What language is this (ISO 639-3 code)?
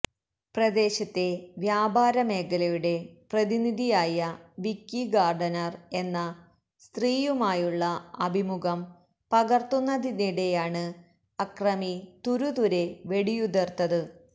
mal